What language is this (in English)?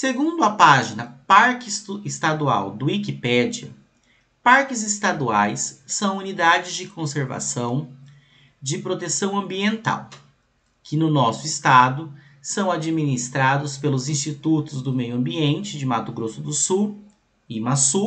Portuguese